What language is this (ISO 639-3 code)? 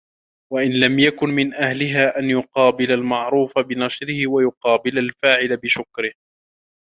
ara